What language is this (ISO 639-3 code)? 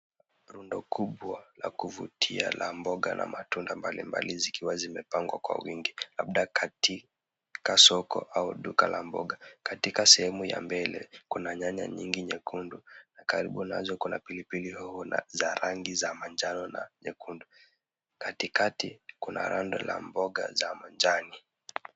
swa